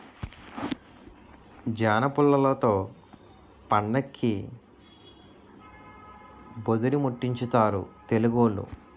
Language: Telugu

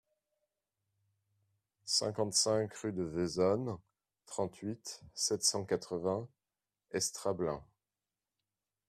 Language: French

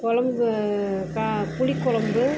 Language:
Tamil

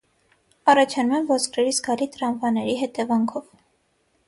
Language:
Armenian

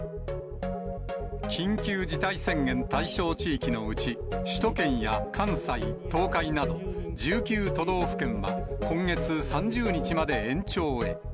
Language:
Japanese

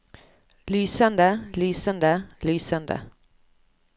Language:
Norwegian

